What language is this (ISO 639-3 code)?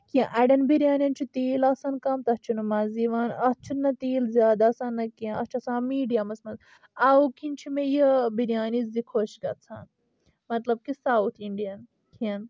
kas